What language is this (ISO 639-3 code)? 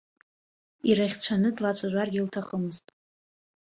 abk